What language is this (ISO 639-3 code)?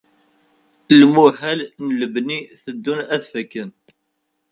kab